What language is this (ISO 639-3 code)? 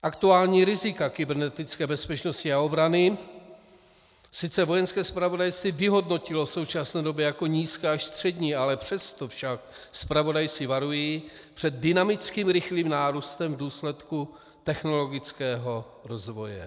ces